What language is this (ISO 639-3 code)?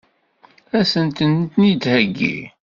kab